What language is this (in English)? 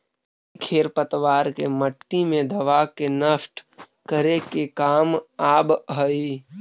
Magahi